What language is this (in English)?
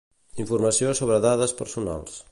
Catalan